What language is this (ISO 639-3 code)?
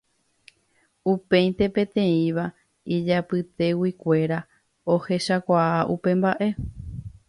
grn